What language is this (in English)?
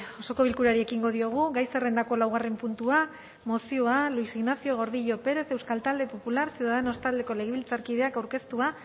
Basque